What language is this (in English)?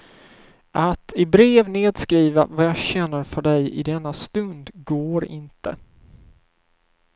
Swedish